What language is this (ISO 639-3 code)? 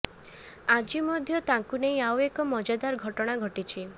ori